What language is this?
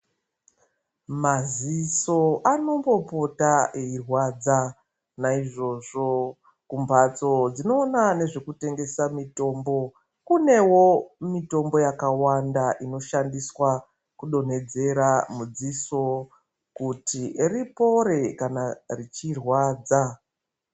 Ndau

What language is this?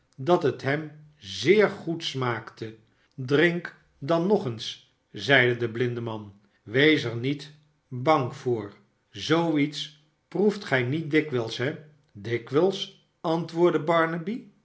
Dutch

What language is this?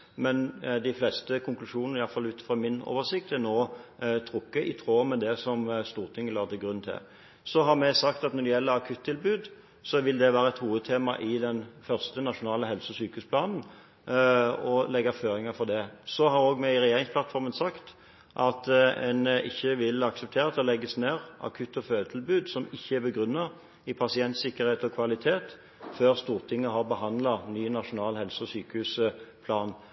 Norwegian Bokmål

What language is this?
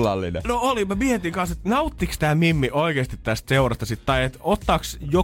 Finnish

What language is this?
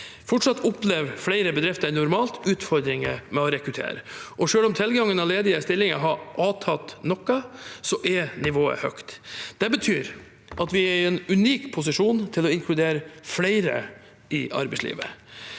Norwegian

